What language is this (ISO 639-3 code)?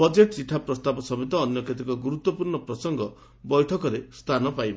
ori